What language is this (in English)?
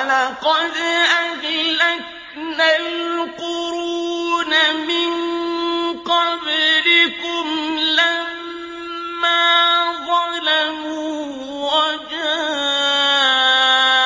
Arabic